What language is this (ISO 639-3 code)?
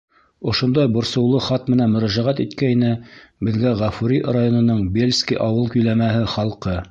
bak